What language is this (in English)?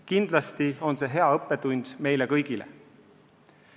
Estonian